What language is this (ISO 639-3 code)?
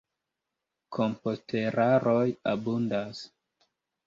epo